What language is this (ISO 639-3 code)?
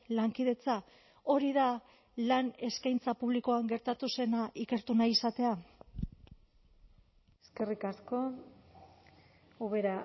eus